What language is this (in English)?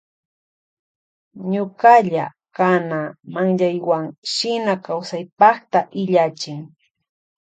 Loja Highland Quichua